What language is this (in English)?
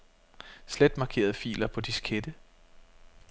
Danish